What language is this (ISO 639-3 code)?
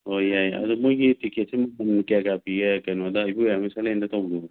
mni